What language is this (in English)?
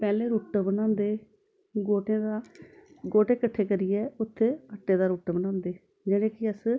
Dogri